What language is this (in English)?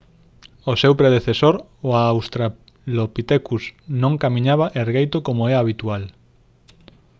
Galician